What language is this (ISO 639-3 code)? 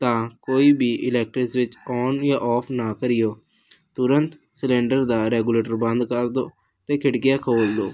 pan